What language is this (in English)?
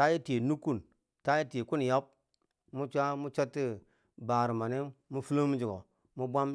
Bangwinji